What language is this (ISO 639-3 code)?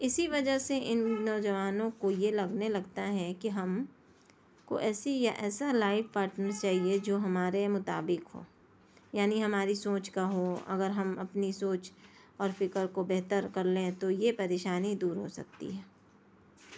urd